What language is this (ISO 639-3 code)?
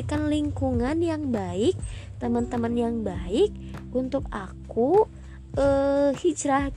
ind